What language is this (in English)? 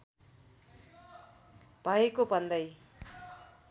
Nepali